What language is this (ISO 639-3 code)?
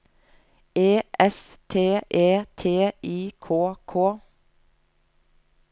nor